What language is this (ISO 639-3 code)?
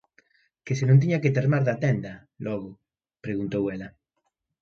glg